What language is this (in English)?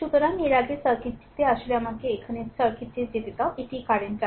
Bangla